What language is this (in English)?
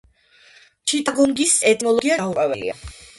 Georgian